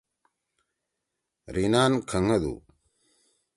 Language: Torwali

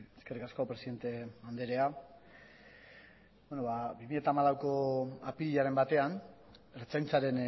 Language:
Basque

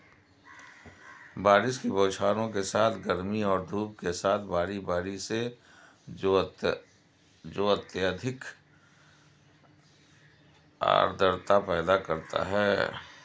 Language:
Hindi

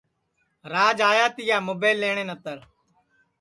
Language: Sansi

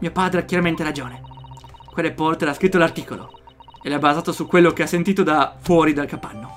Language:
Italian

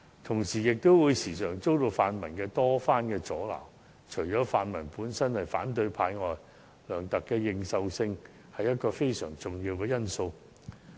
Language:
Cantonese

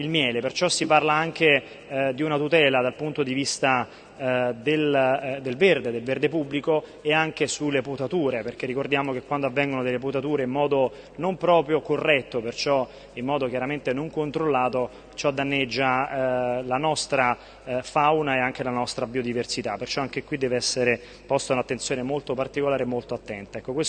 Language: Italian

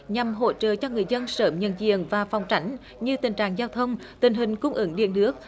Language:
Vietnamese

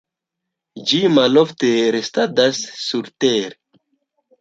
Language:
Esperanto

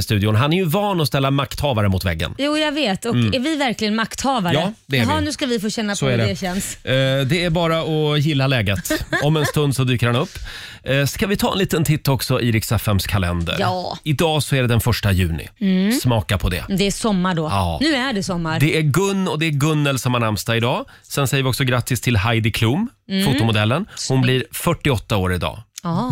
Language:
Swedish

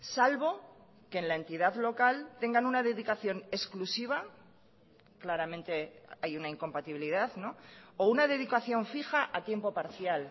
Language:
Spanish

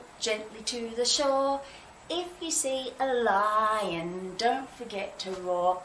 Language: English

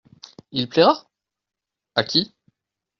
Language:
French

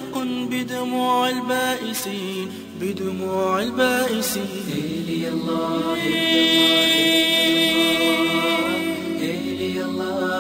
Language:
Arabic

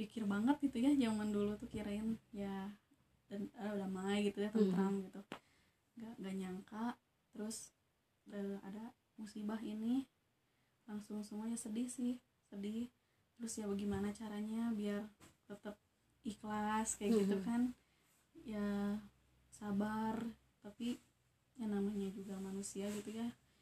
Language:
Indonesian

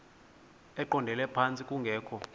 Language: Xhosa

